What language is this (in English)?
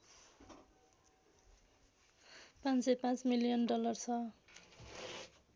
Nepali